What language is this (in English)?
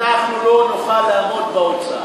Hebrew